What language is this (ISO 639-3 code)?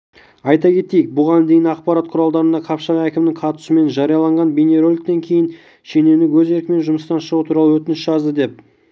kaz